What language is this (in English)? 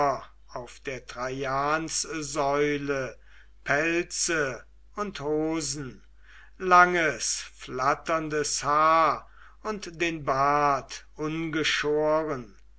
German